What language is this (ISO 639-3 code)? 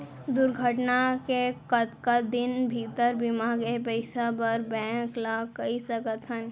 hne